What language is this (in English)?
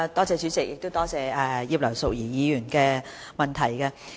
Cantonese